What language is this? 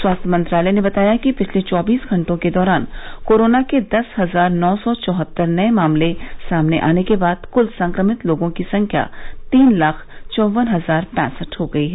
Hindi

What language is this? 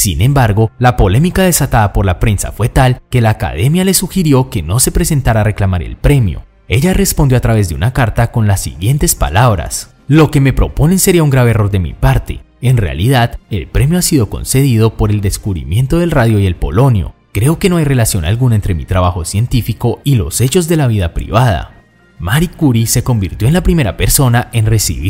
Spanish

